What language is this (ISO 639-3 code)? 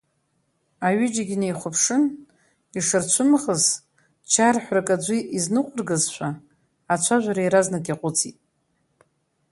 abk